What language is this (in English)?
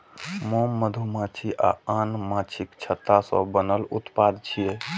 Maithili